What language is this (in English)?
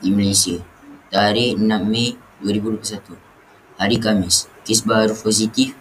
Malay